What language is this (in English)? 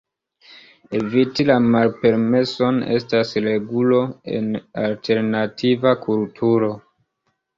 Esperanto